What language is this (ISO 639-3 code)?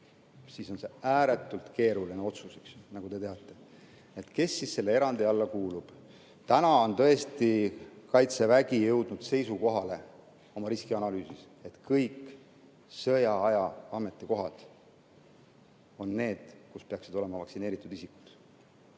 est